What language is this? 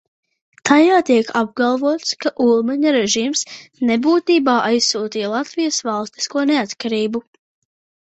Latvian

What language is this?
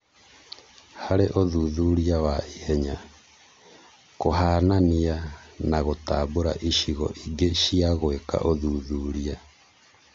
Kikuyu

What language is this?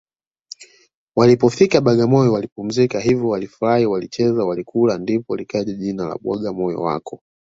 Swahili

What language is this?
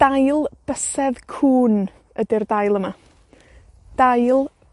Welsh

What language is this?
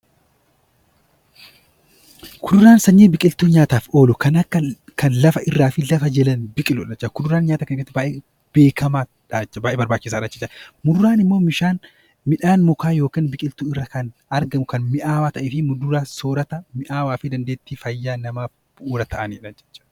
Oromo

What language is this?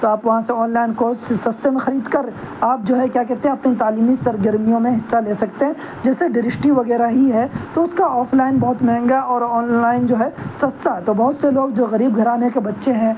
Urdu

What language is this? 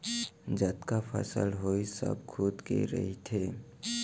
Chhattisgarhi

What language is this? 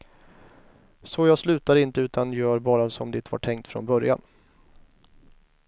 Swedish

